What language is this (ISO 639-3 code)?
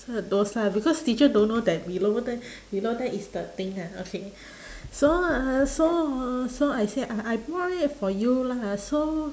eng